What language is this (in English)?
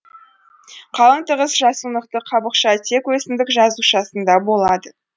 Kazakh